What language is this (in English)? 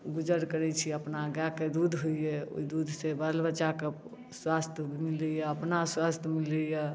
Maithili